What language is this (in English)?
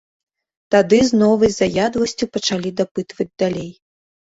Belarusian